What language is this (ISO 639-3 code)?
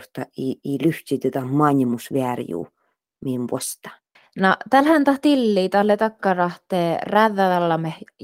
fin